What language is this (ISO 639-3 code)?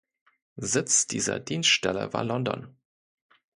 deu